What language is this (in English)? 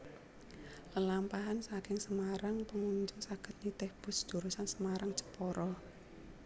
Javanese